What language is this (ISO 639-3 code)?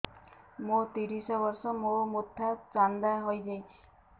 ori